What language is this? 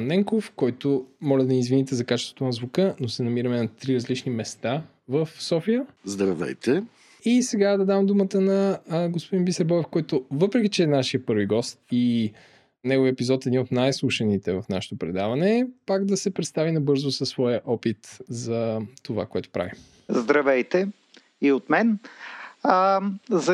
Bulgarian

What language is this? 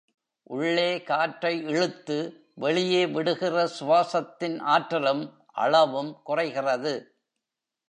Tamil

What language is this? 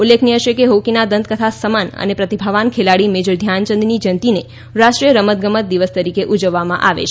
Gujarati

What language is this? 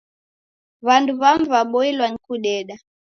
Taita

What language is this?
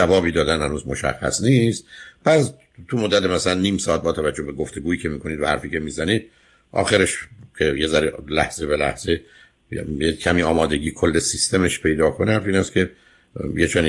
Persian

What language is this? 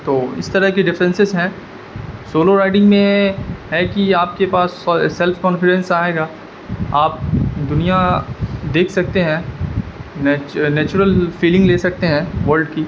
Urdu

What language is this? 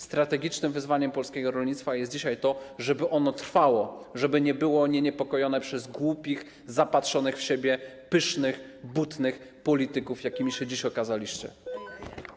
Polish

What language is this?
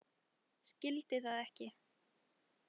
Icelandic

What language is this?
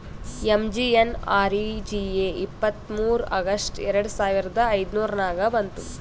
Kannada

